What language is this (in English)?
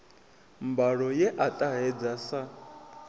Venda